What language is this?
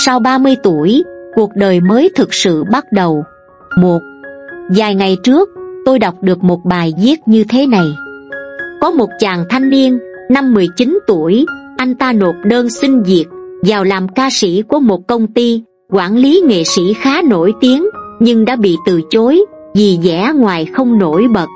Vietnamese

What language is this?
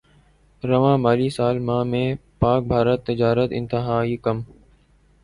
Urdu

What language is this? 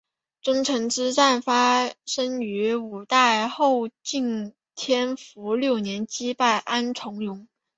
Chinese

